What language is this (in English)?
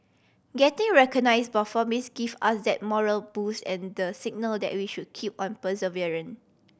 English